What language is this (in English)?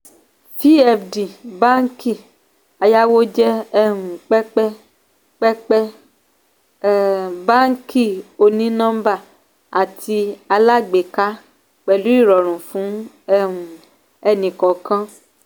Yoruba